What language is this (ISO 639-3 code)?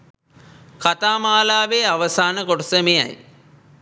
sin